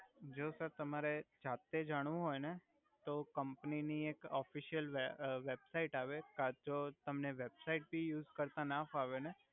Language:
Gujarati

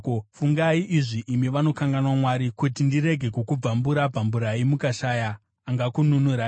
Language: Shona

